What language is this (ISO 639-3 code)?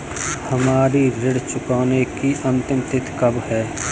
hin